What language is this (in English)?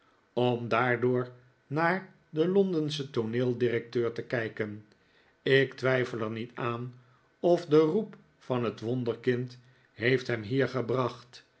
Dutch